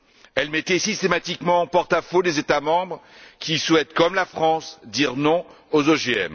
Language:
French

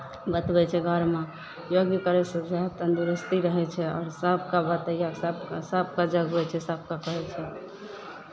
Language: Maithili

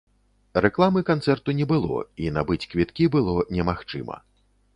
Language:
Belarusian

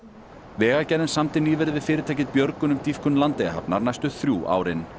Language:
Icelandic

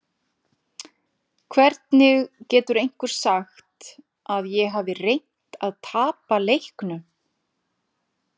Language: Icelandic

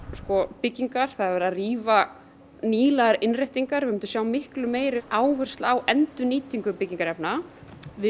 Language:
Icelandic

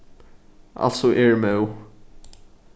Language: Faroese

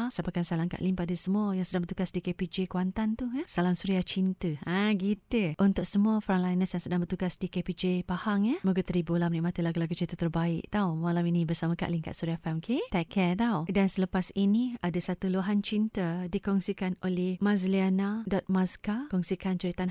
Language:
Malay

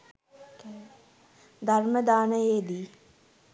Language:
Sinhala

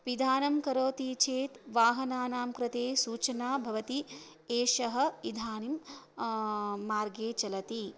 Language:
Sanskrit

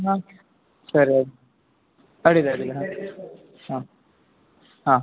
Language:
Kannada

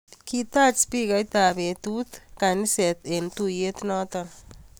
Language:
Kalenjin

